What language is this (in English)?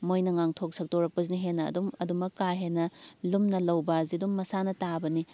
Manipuri